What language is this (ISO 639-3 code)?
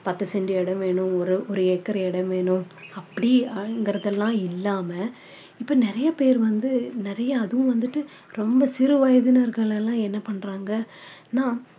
tam